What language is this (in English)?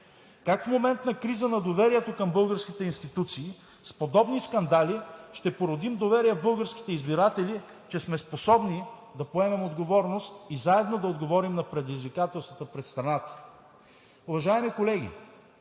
Bulgarian